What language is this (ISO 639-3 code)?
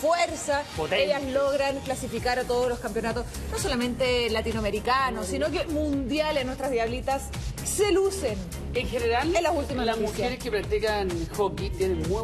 spa